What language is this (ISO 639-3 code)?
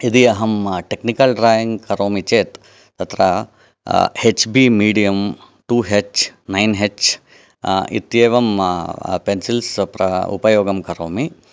san